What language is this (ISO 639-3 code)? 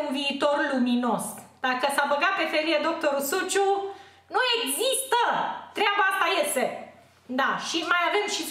ron